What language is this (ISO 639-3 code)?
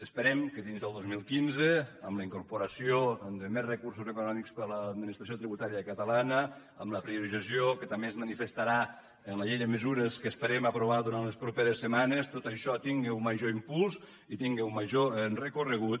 cat